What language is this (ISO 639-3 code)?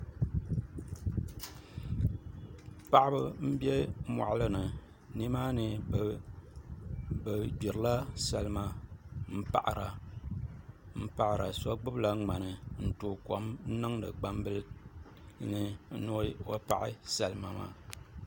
dag